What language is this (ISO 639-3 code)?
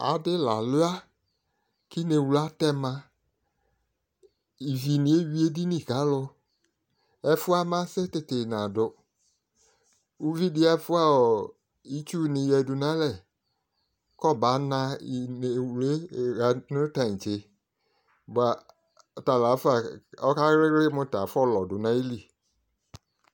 kpo